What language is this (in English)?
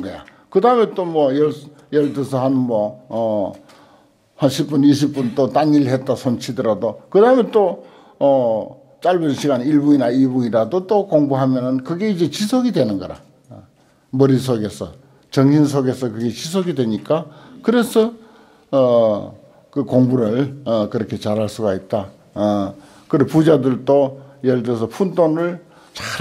Korean